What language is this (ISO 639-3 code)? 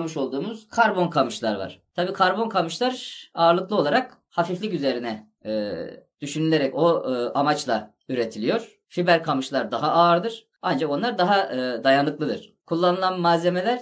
tur